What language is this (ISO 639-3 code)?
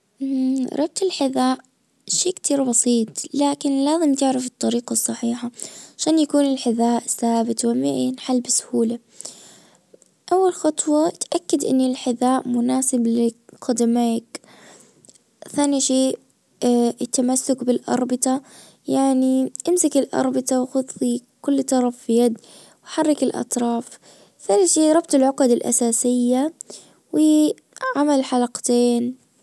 ars